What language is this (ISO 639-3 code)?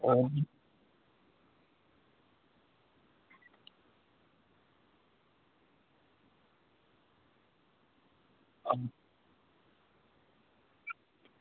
doi